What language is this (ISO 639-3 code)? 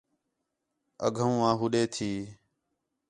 xhe